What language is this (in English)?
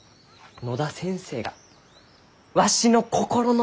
Japanese